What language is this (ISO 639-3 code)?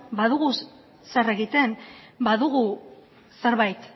eus